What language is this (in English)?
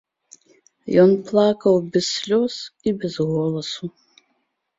Belarusian